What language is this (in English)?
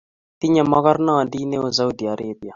Kalenjin